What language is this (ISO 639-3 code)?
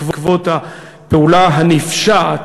heb